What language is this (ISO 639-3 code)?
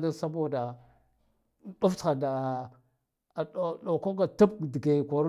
gdf